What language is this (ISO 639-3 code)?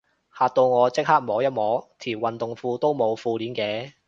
yue